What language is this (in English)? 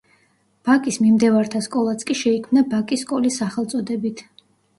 Georgian